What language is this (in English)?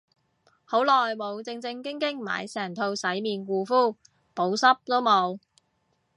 Cantonese